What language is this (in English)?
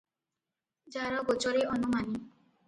Odia